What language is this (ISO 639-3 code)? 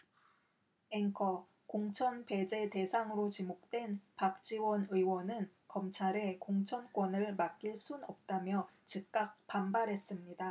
kor